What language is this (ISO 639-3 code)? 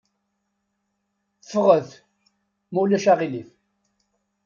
kab